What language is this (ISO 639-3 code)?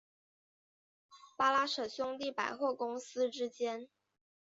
zho